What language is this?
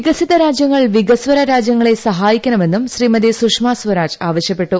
Malayalam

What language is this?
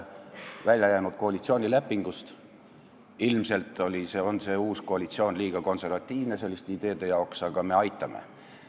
Estonian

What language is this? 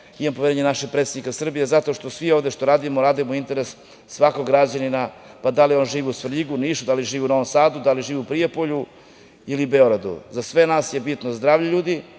Serbian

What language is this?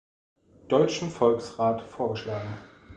German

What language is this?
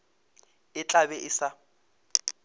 Northern Sotho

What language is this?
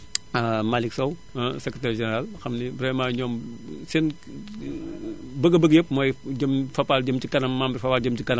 Wolof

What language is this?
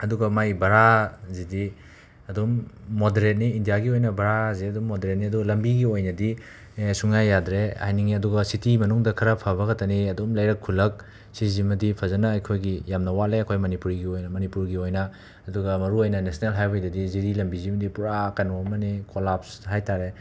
Manipuri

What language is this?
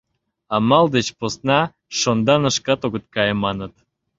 Mari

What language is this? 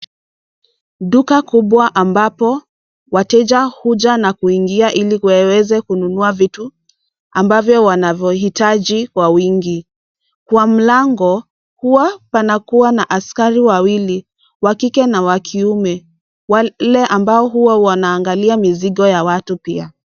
Swahili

